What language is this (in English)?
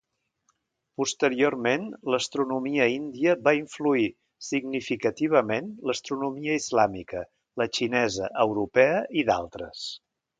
Catalan